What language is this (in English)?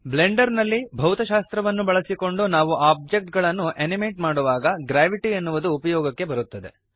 Kannada